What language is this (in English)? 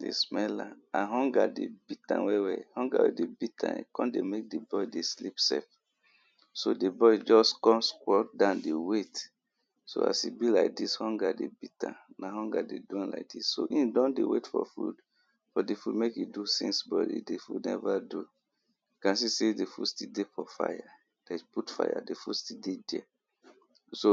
Nigerian Pidgin